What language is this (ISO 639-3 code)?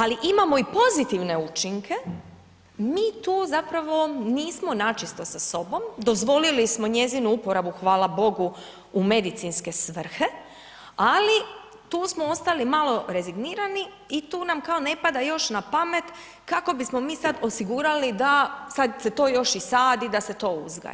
hrv